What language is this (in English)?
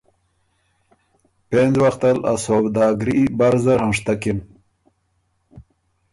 Ormuri